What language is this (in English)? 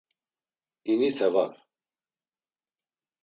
Laz